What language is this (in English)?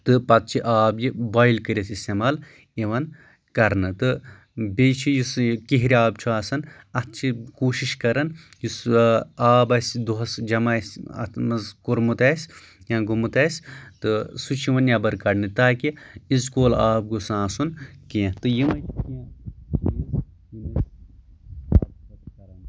Kashmiri